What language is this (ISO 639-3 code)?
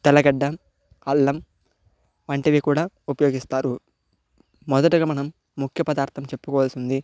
tel